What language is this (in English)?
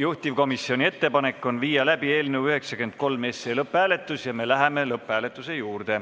Estonian